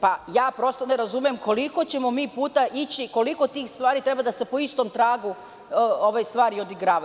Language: Serbian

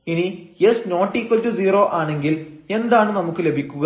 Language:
Malayalam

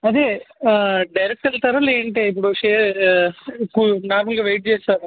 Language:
Telugu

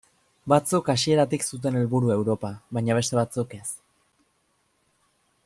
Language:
Basque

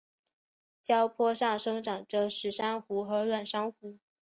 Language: Chinese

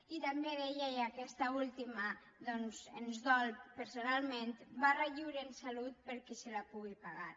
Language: Catalan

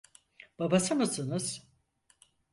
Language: Turkish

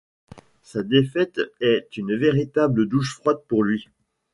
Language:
French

